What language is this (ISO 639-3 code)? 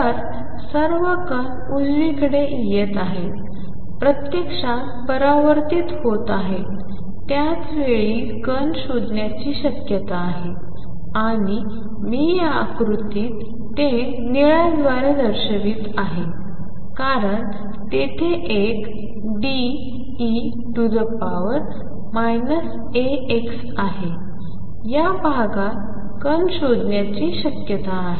mar